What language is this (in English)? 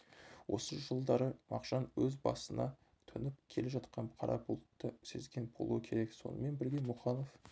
Kazakh